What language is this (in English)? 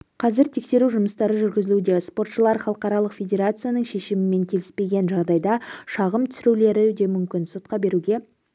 Kazakh